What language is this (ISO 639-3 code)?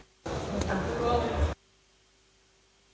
srp